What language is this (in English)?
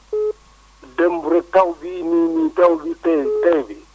Wolof